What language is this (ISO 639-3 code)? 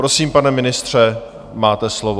ces